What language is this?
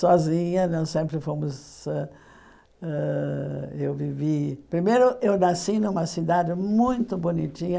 Portuguese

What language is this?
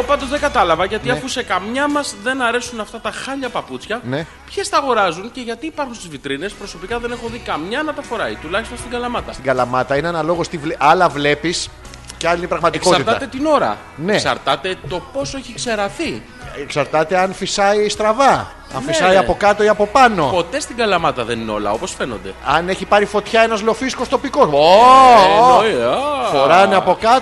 Greek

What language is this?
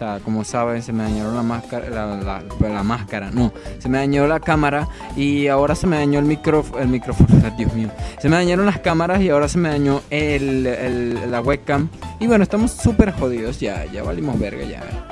Spanish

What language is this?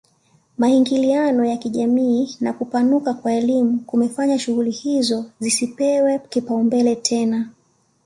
Swahili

